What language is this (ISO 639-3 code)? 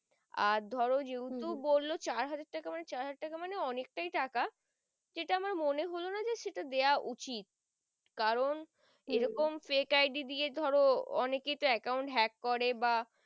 ben